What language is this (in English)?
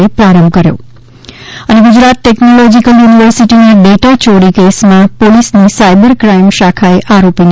Gujarati